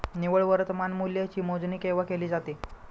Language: Marathi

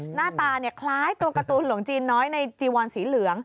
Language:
Thai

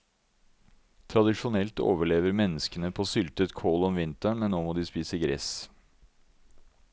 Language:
Norwegian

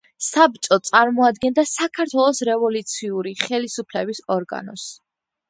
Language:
Georgian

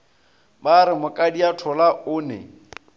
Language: Northern Sotho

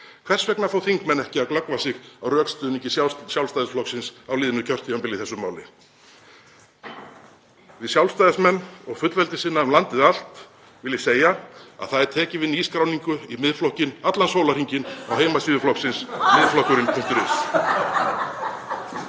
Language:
Icelandic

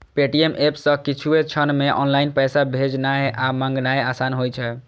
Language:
Maithili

